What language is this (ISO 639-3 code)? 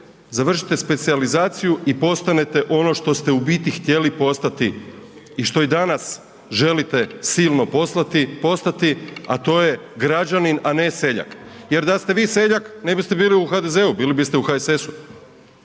hrv